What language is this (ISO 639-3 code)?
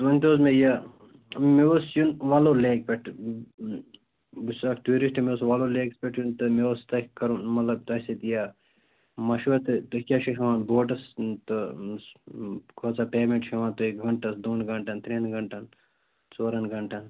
kas